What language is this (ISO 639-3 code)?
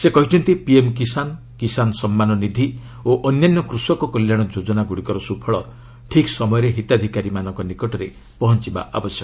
ori